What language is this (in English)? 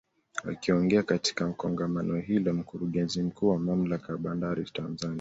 Swahili